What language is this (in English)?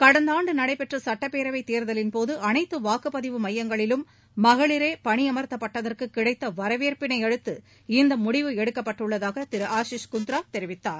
Tamil